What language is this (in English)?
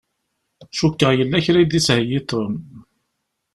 Kabyle